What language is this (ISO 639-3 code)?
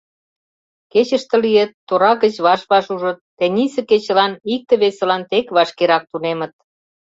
chm